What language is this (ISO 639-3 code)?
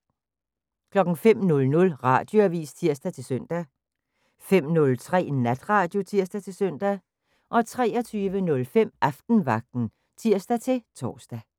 dan